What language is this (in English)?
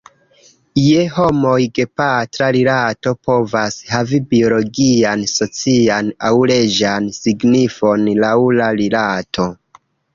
Esperanto